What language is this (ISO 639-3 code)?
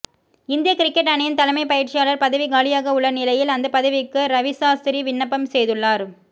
tam